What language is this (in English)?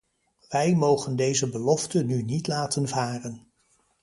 Dutch